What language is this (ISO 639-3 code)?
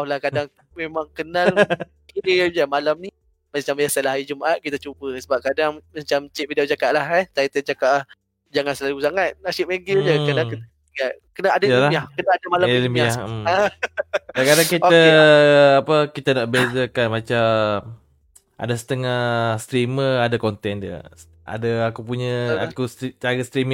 msa